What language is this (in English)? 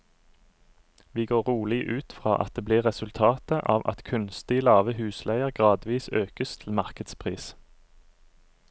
Norwegian